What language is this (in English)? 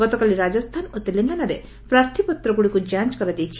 Odia